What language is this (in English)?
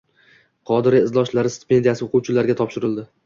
Uzbek